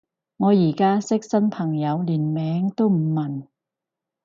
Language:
Cantonese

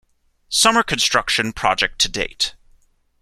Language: English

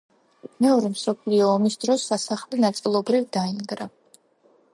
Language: Georgian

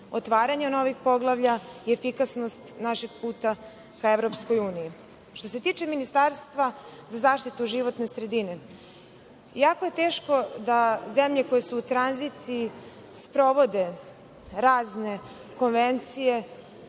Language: Serbian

